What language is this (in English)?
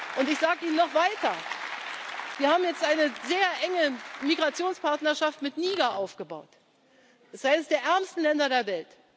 German